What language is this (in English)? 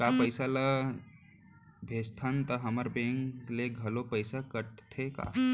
Chhattisgarhi